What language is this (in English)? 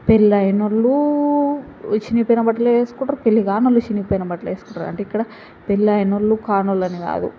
Telugu